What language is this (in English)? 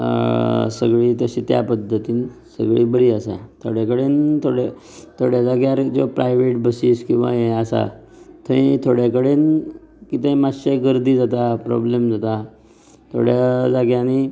Konkani